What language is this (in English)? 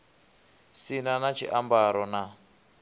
Venda